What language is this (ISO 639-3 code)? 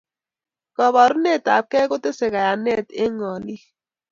kln